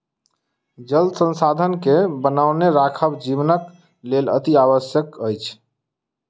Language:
Maithili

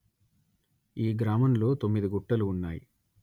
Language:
Telugu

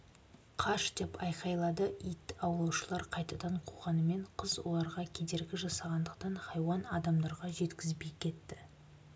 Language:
Kazakh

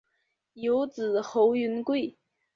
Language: Chinese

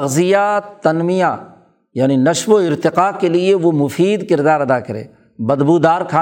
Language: Urdu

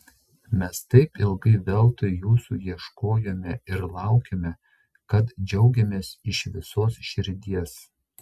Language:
Lithuanian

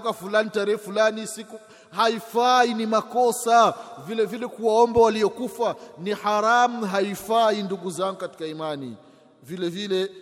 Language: Swahili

